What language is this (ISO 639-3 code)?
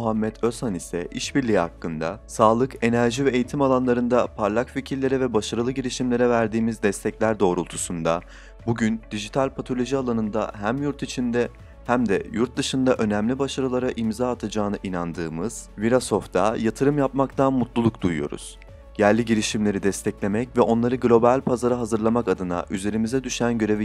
tur